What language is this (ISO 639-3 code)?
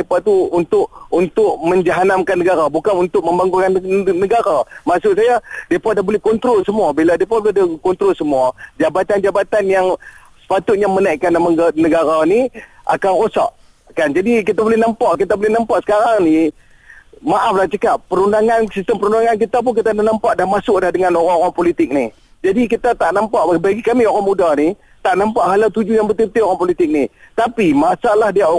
msa